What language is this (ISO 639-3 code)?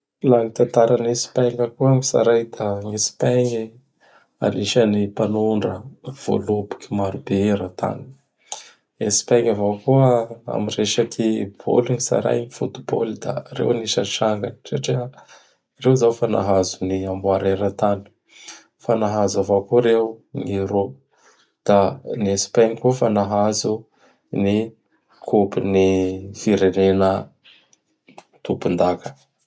bhr